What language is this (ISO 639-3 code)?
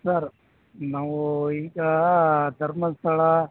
kan